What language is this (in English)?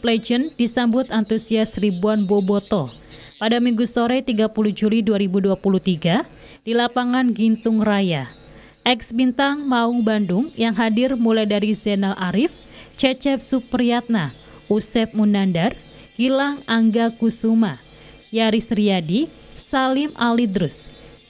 Indonesian